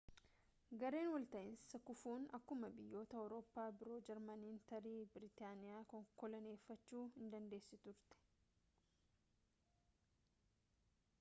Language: Oromo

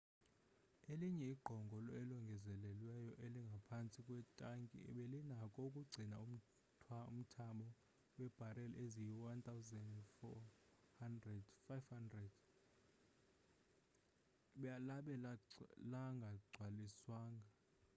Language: Xhosa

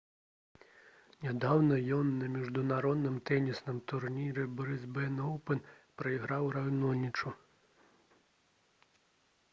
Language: Belarusian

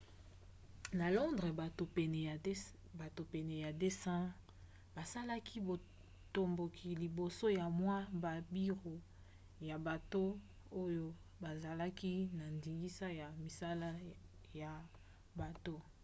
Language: Lingala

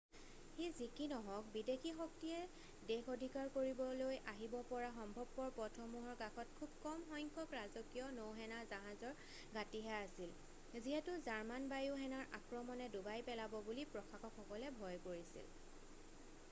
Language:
Assamese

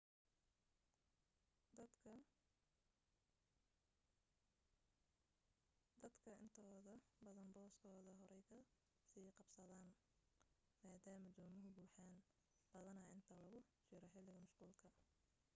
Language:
Somali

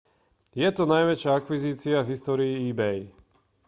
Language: Slovak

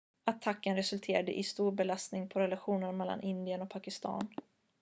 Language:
Swedish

